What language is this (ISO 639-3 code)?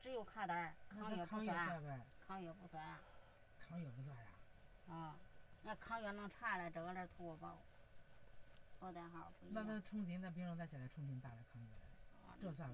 zho